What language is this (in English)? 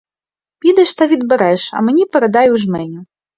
Ukrainian